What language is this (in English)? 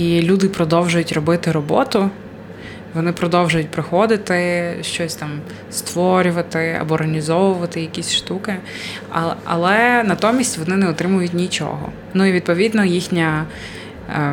Ukrainian